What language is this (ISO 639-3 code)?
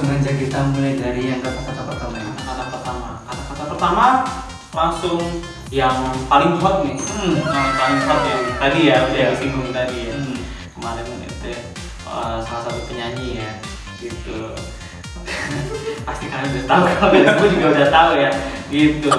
ind